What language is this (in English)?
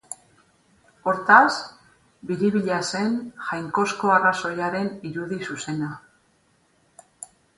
Basque